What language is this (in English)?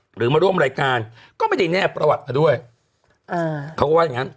Thai